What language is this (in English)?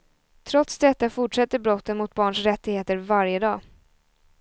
Swedish